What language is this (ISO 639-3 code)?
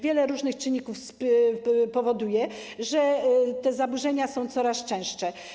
pol